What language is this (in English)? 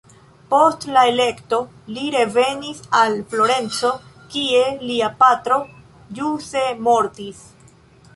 Esperanto